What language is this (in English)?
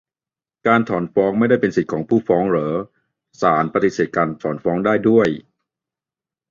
Thai